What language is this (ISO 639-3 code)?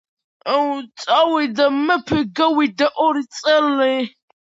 kat